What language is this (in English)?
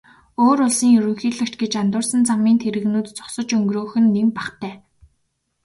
Mongolian